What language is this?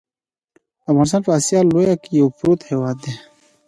Pashto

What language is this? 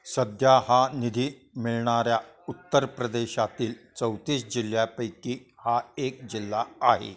Marathi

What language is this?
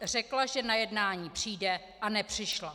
Czech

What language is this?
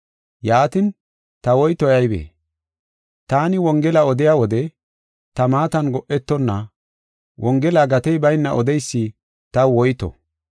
Gofa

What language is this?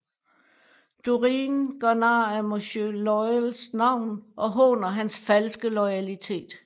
Danish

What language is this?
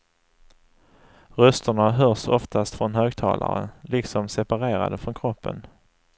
Swedish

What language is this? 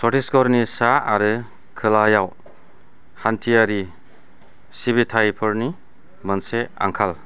Bodo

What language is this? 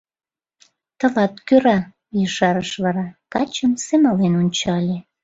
Mari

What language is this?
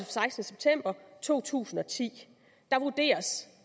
Danish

